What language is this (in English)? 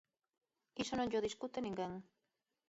Galician